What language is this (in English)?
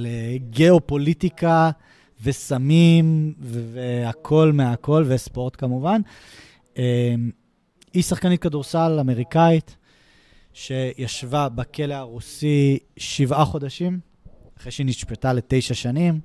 Hebrew